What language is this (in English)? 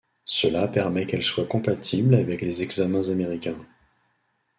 French